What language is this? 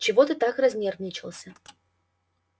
Russian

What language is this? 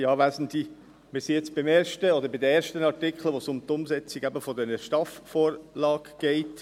Swiss German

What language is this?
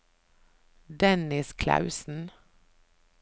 Norwegian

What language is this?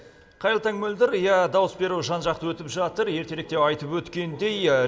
Kazakh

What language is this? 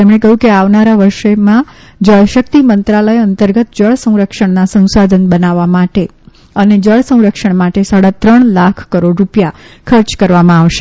Gujarati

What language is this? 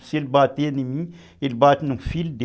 Portuguese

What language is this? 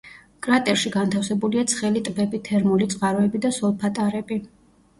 Georgian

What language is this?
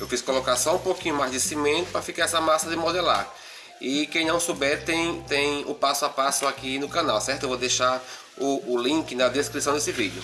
Portuguese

